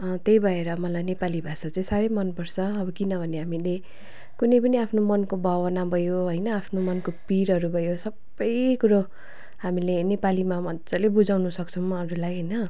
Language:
Nepali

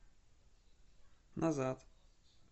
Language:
Russian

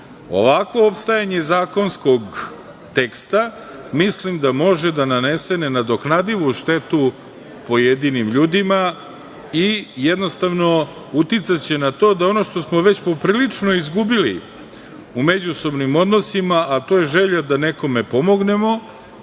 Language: Serbian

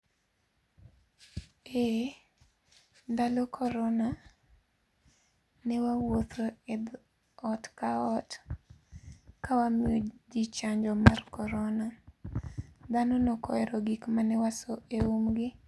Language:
Luo (Kenya and Tanzania)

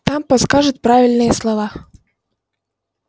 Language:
Russian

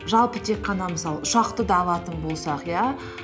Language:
Kazakh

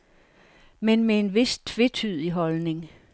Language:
Danish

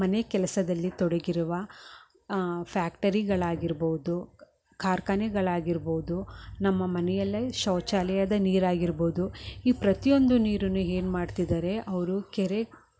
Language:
Kannada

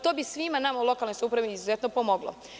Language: Serbian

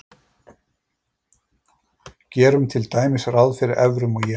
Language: Icelandic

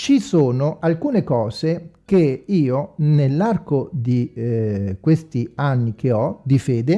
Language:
Italian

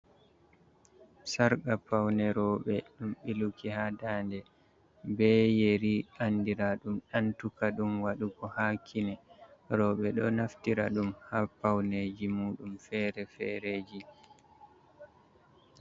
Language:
Fula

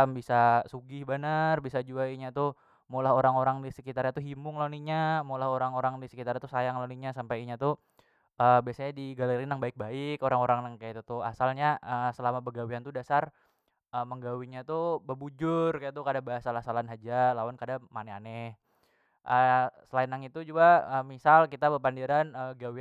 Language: Banjar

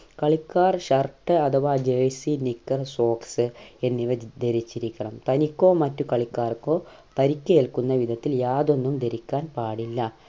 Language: Malayalam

